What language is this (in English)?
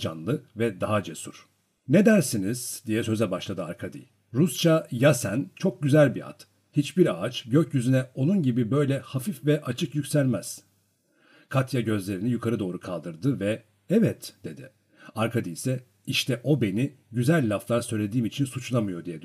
Turkish